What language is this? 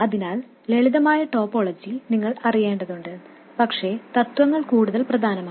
Malayalam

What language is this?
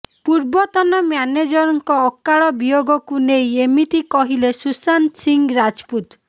Odia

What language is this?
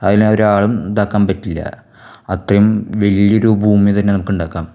Malayalam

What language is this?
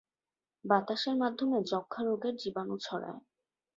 Bangla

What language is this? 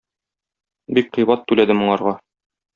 Tatar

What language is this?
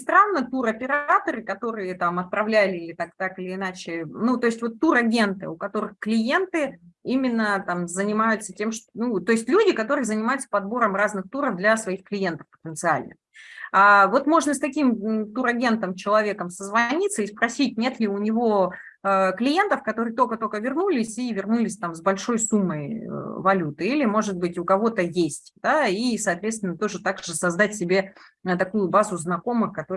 Russian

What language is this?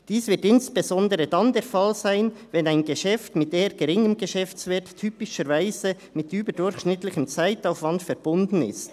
Swiss German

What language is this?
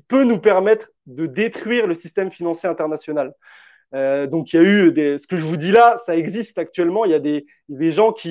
French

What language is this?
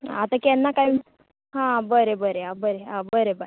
Konkani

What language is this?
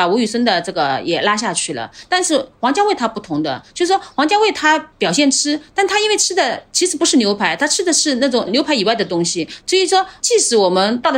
Chinese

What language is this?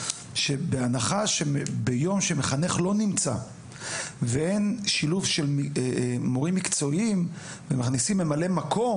Hebrew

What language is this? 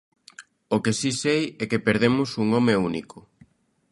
Galician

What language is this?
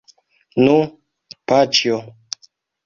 Esperanto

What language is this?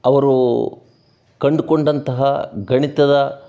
Kannada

